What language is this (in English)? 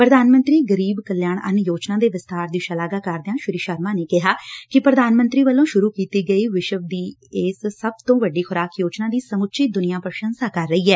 Punjabi